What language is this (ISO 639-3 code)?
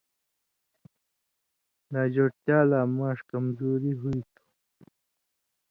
mvy